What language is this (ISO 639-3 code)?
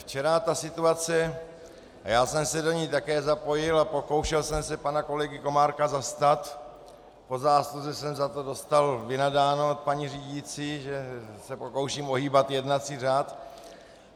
ces